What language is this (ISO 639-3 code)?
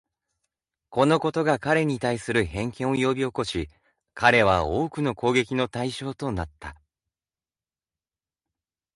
jpn